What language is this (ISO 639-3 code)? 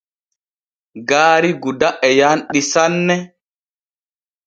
fue